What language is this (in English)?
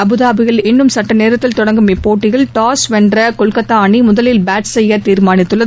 Tamil